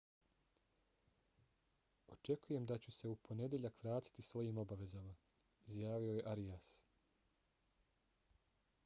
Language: Bosnian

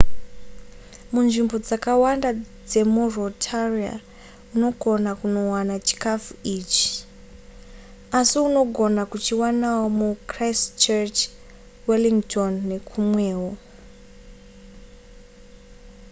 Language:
Shona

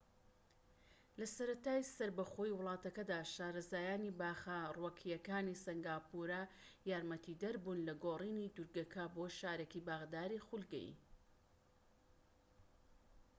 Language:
Central Kurdish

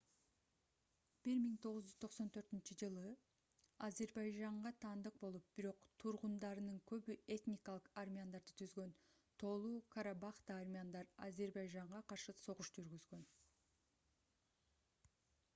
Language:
Kyrgyz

